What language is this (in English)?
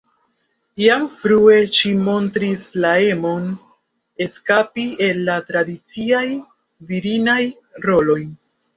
Esperanto